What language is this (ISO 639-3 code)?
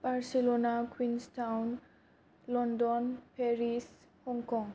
brx